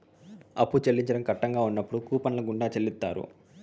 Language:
Telugu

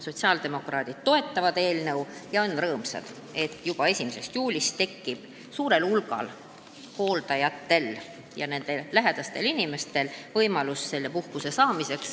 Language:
Estonian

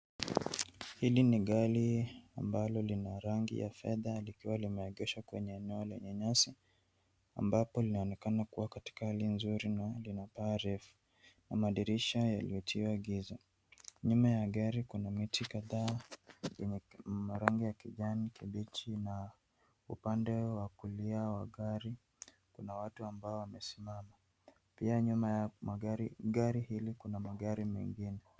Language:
Swahili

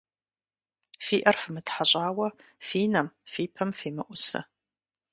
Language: Kabardian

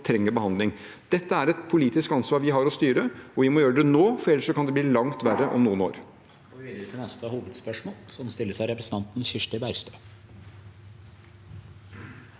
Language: Norwegian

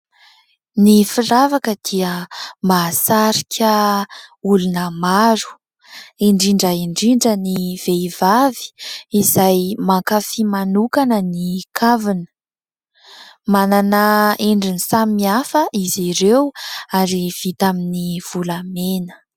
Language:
Malagasy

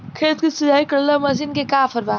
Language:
Bhojpuri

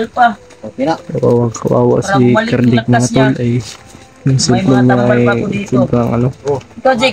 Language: Filipino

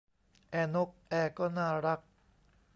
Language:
Thai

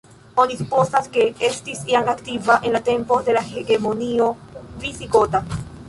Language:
Esperanto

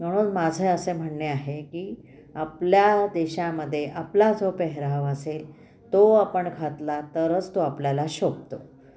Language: Marathi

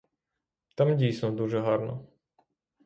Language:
Ukrainian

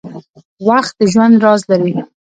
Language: Pashto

